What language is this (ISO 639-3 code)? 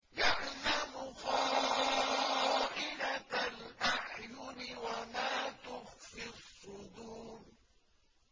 ara